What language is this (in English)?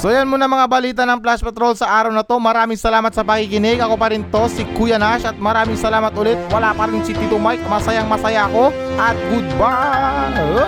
Filipino